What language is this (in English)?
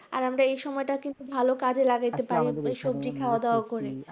Bangla